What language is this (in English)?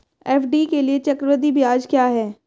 Hindi